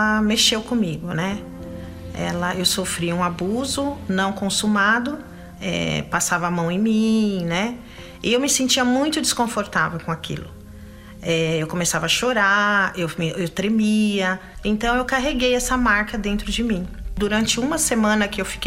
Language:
Portuguese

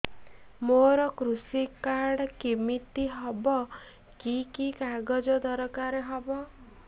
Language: Odia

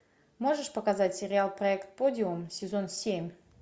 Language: Russian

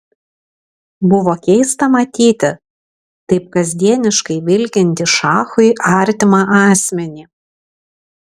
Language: Lithuanian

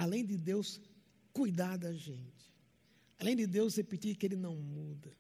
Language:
Portuguese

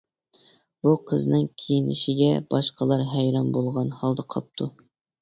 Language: Uyghur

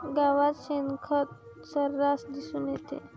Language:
Marathi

